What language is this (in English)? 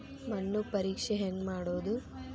Kannada